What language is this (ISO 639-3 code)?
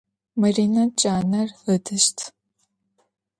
ady